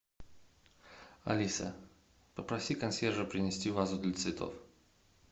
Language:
Russian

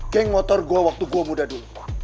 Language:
Indonesian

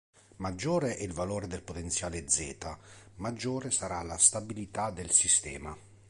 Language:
Italian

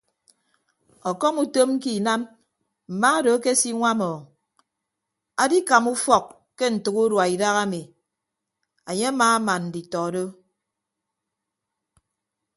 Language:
Ibibio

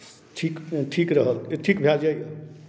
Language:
Maithili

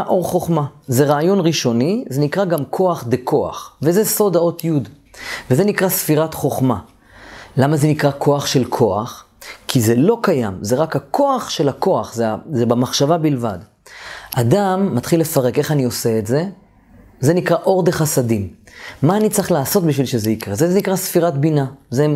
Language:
Hebrew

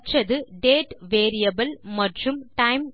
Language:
Tamil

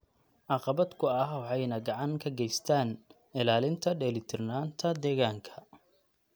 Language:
Somali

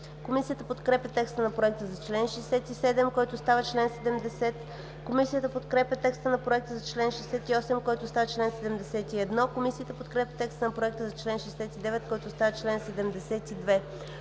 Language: Bulgarian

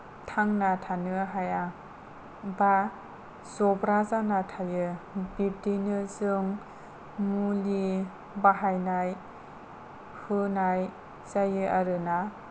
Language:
Bodo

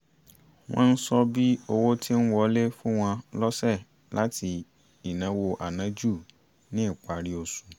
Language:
Yoruba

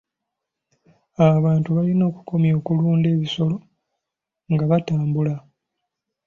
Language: Ganda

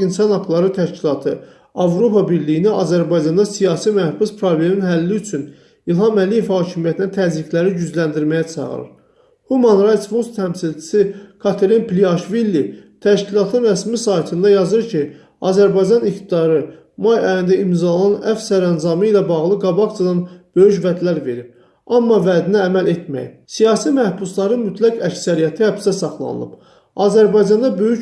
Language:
Azerbaijani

